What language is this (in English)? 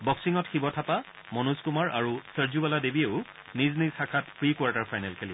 Assamese